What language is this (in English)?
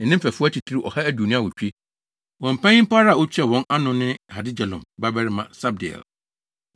Akan